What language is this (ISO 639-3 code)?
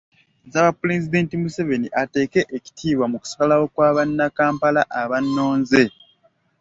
lug